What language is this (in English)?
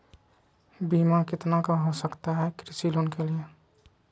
Magahi